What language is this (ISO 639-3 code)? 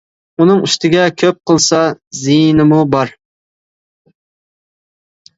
uig